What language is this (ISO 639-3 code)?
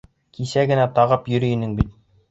bak